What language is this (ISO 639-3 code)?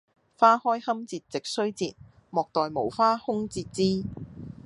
yue